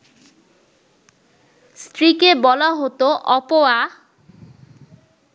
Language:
Bangla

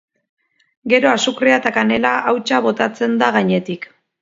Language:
Basque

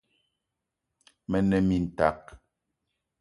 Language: Eton (Cameroon)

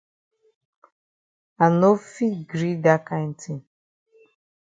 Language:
Cameroon Pidgin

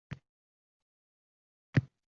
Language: Uzbek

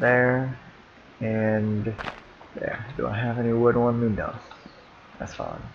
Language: English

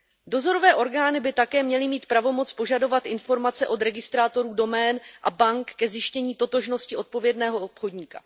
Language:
Czech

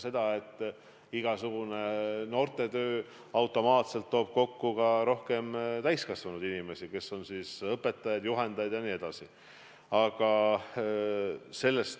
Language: Estonian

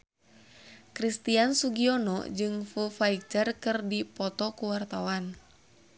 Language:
Sundanese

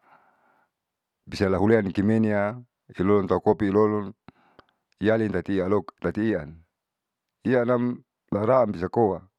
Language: Saleman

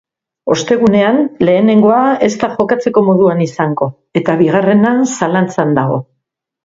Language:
Basque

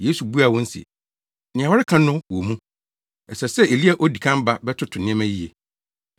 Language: Akan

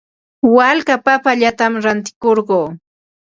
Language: Ambo-Pasco Quechua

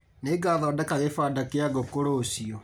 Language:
Kikuyu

